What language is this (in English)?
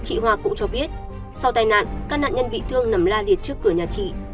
Vietnamese